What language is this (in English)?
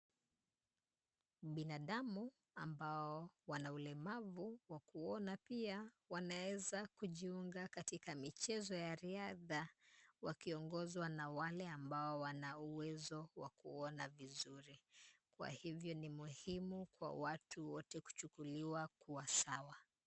Swahili